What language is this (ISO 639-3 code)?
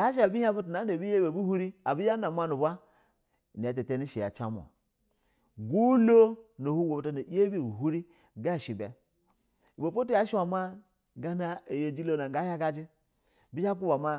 bzw